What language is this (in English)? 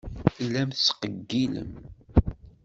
Kabyle